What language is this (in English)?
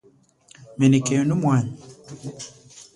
Chokwe